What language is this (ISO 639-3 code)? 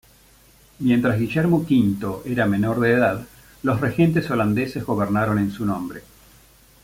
spa